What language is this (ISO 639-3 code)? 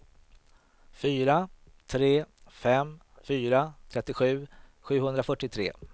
swe